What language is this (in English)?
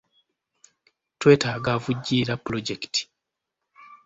Ganda